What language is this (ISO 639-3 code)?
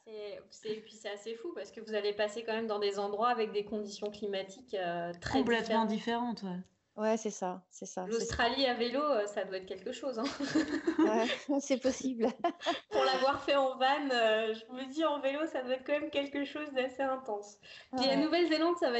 fra